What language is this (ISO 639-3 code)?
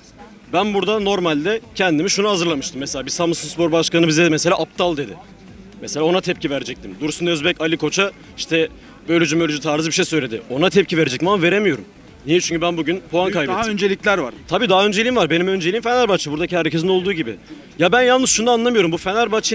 tur